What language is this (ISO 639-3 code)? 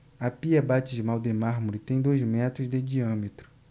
por